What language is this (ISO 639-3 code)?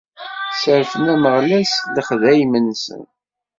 kab